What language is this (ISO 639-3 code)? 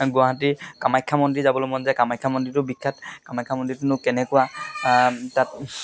asm